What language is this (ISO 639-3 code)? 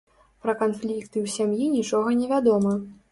bel